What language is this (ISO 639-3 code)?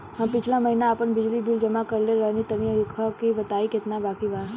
bho